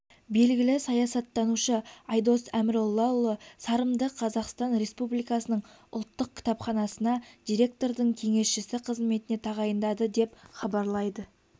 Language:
Kazakh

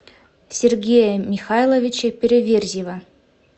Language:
Russian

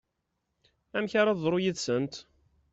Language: Kabyle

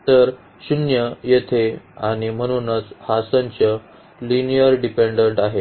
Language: Marathi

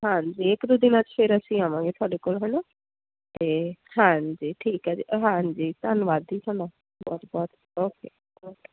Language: Punjabi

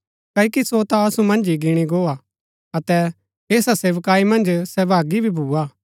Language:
Gaddi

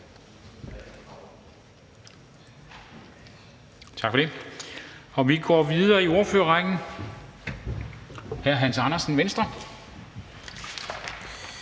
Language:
Danish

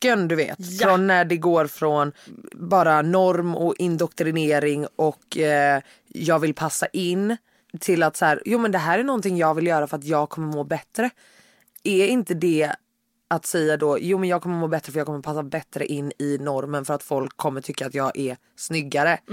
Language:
Swedish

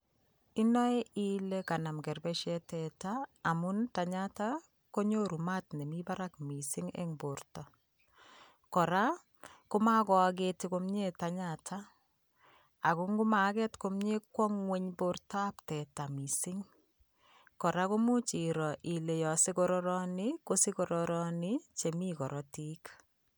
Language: Kalenjin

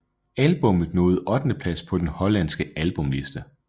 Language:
Danish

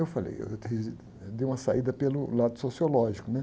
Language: Portuguese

